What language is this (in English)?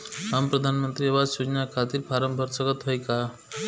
Bhojpuri